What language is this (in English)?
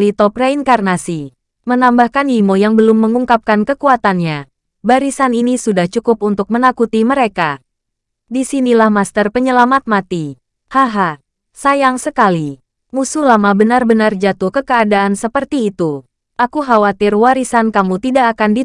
Indonesian